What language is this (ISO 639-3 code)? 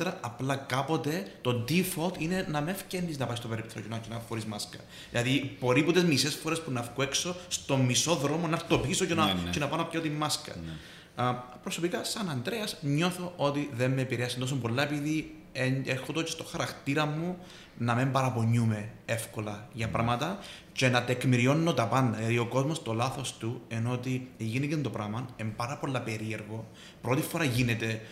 ell